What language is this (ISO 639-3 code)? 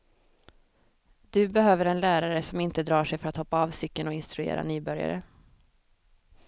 swe